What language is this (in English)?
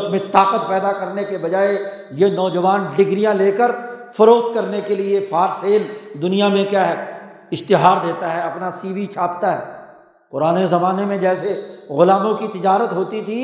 Urdu